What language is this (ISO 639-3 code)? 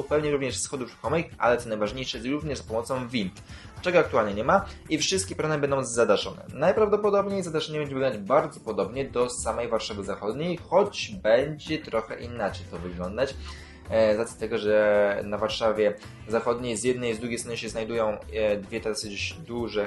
pol